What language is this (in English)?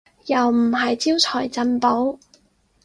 Cantonese